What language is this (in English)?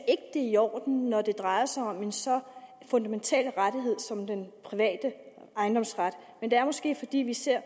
Danish